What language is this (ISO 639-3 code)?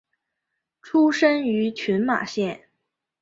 zho